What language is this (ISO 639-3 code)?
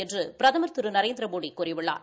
tam